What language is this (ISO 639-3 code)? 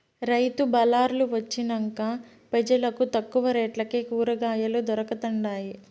tel